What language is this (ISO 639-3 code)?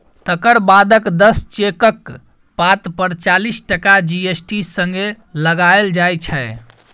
mai